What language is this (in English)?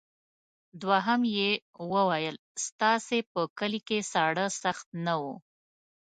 Pashto